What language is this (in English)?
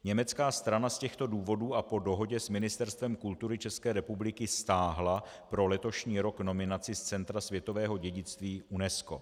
Czech